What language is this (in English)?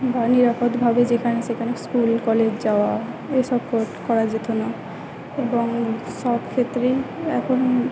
Bangla